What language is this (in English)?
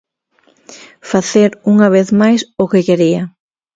Galician